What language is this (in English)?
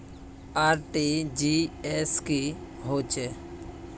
Magahi